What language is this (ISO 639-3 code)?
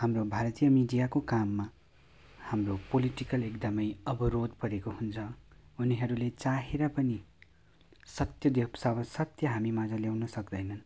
nep